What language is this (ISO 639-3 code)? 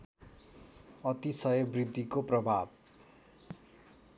nep